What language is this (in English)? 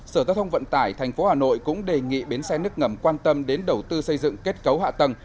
Vietnamese